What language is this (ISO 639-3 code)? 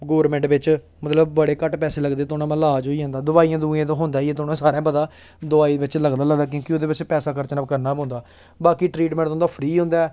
doi